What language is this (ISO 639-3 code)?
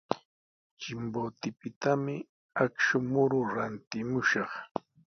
qws